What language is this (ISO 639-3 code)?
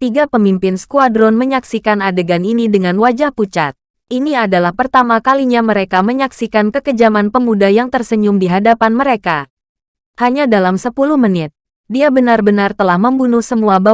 ind